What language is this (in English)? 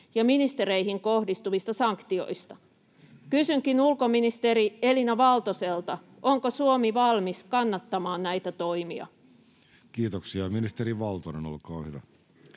Finnish